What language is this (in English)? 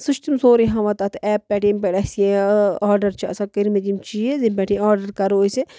Kashmiri